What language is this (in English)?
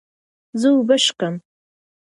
Pashto